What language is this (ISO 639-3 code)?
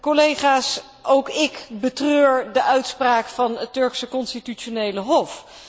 nld